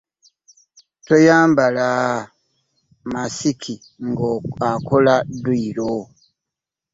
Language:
Ganda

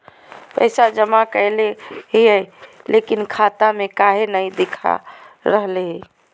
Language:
Magahi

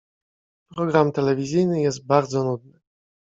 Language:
Polish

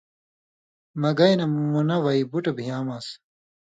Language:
Indus Kohistani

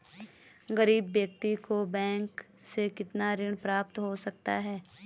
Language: Hindi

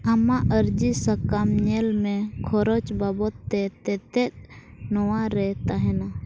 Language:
Santali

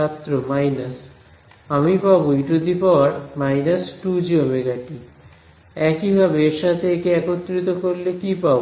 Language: Bangla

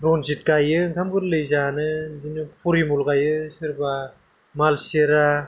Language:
Bodo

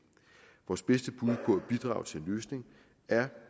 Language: Danish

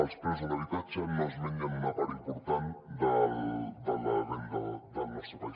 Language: Catalan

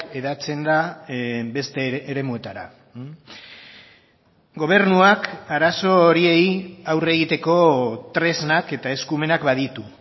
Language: Basque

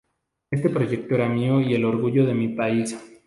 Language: Spanish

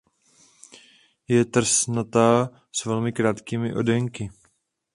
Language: Czech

